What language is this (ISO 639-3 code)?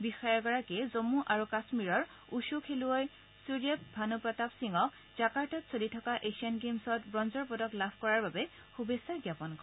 asm